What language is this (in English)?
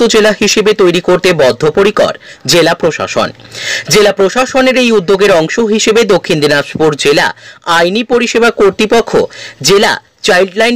Hindi